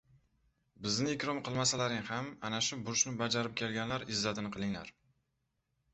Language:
Uzbek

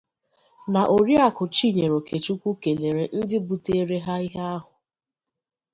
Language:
Igbo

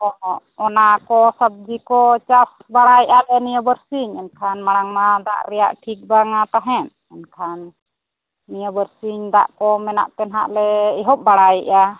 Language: Santali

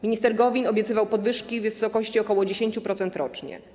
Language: Polish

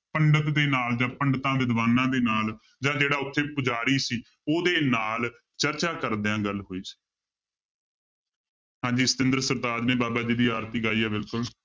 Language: Punjabi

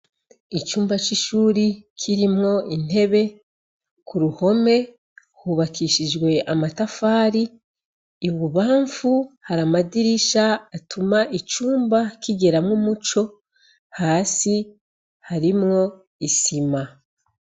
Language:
Rundi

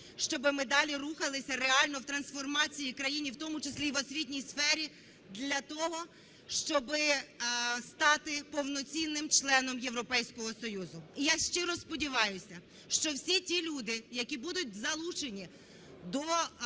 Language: Ukrainian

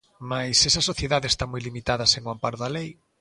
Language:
Galician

